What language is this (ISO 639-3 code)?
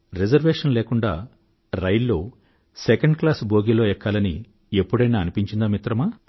tel